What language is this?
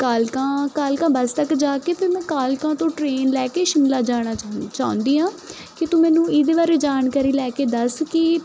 Punjabi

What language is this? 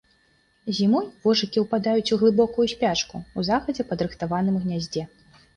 Belarusian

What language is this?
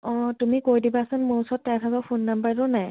Assamese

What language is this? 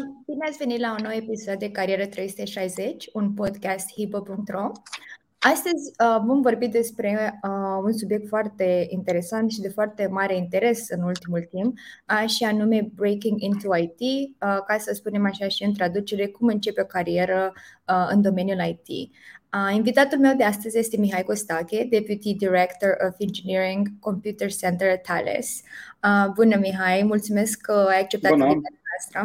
Romanian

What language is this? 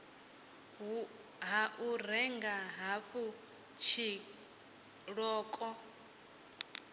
Venda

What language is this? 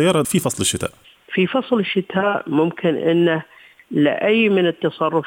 Arabic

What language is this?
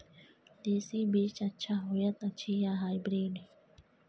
Maithili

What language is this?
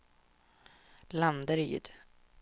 Swedish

